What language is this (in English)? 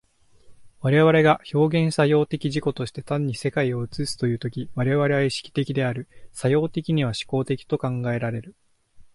Japanese